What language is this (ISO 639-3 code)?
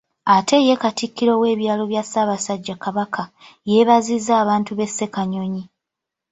lug